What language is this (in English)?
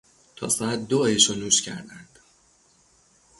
Persian